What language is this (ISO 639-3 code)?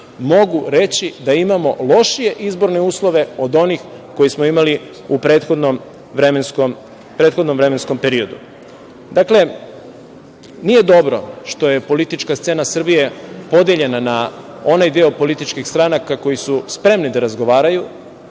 srp